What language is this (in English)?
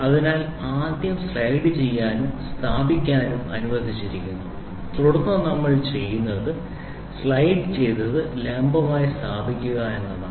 Malayalam